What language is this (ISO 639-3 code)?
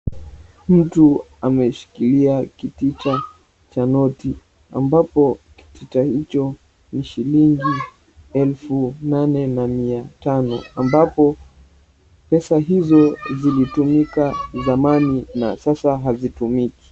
swa